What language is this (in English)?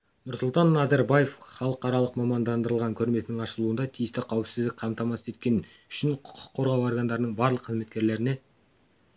Kazakh